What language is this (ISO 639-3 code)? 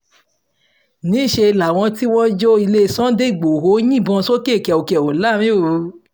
yor